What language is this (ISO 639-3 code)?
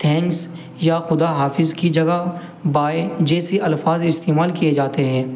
urd